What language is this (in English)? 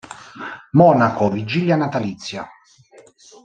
Italian